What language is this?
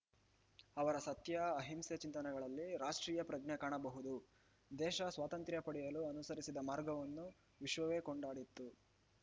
Kannada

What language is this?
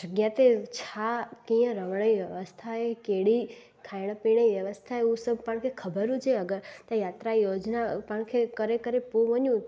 Sindhi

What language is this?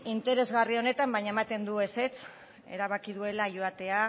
Basque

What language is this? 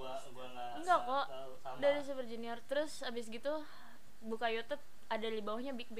Indonesian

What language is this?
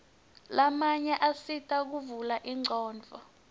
Swati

